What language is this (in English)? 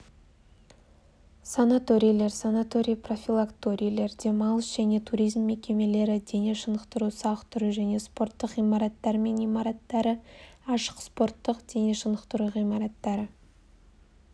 Kazakh